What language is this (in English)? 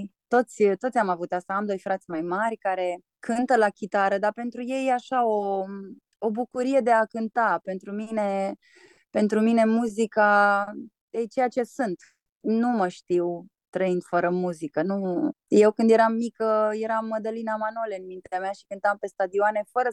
Romanian